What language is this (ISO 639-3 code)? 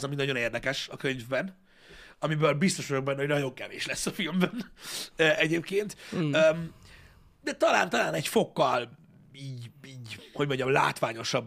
hun